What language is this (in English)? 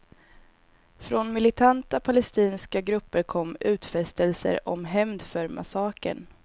Swedish